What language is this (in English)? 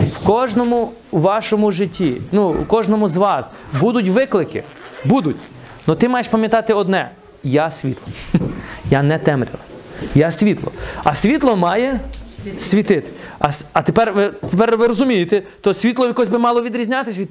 Ukrainian